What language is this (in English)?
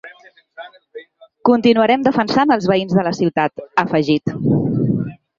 Catalan